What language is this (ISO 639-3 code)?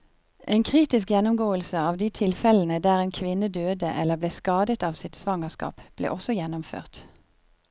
nor